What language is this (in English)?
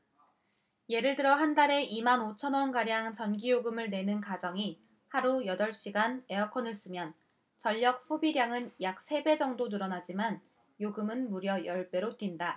Korean